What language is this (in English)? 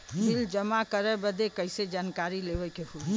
Bhojpuri